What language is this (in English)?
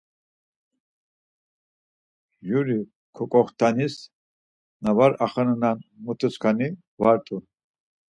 Laz